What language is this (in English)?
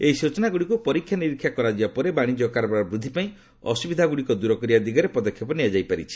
Odia